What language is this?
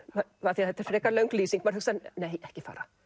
Icelandic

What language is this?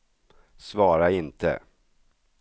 Swedish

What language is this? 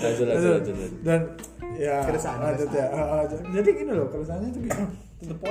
Indonesian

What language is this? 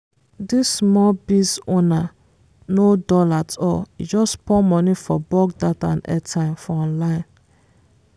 Nigerian Pidgin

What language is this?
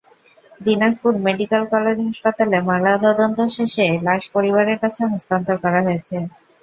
Bangla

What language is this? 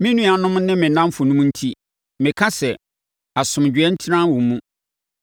Akan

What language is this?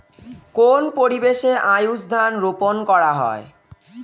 Bangla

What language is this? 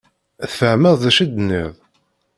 Kabyle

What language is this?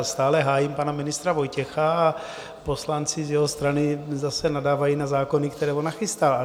Czech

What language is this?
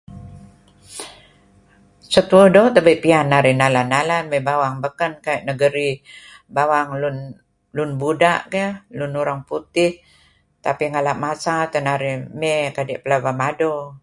Kelabit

